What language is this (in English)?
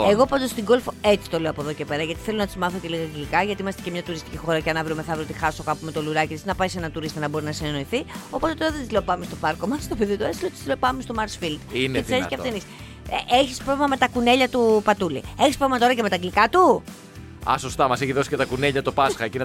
Greek